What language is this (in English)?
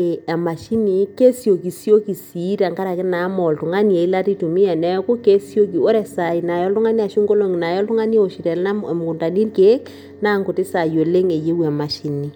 Masai